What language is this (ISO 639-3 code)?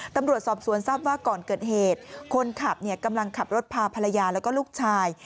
tha